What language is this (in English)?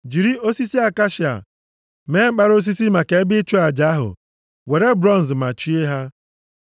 Igbo